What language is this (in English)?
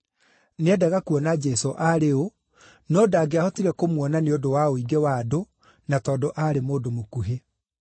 Kikuyu